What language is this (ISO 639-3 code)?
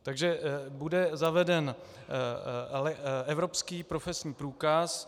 ces